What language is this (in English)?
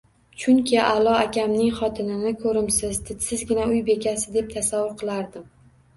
Uzbek